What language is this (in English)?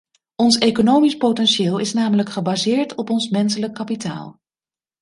Dutch